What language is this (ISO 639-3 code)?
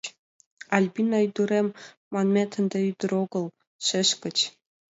chm